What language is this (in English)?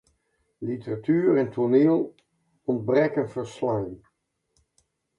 Western Frisian